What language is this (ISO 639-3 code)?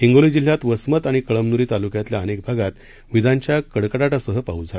mar